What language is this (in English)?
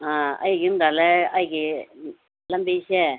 Manipuri